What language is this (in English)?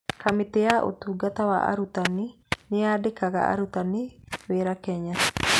Kikuyu